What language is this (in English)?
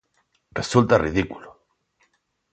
Galician